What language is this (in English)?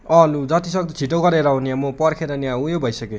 Nepali